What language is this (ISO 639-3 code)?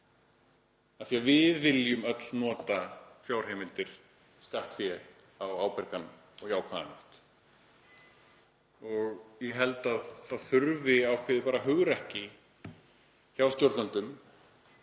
isl